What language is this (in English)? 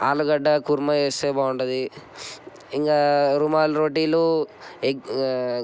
Telugu